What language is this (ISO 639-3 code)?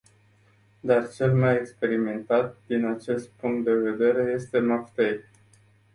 ron